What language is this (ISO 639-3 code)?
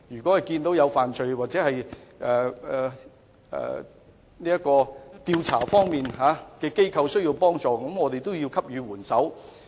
yue